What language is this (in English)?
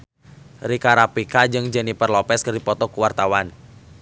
Sundanese